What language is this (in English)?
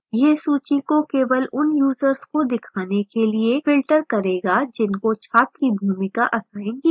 Hindi